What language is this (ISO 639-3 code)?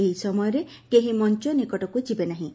ori